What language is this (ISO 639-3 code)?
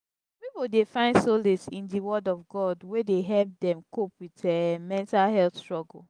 pcm